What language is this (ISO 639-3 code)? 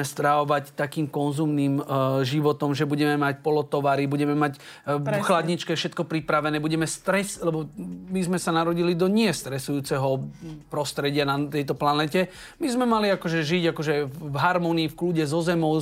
slk